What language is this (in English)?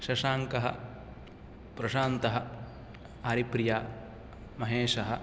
Sanskrit